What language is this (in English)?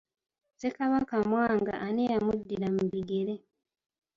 Ganda